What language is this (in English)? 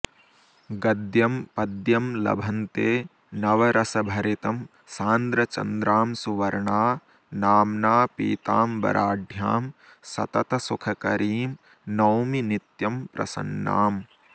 Sanskrit